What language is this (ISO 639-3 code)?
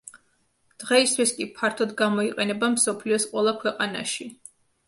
kat